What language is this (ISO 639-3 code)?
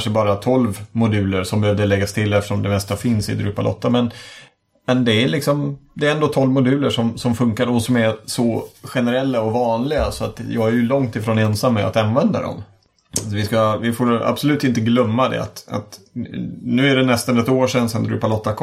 swe